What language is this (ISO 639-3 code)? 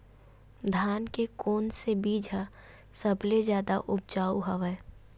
hne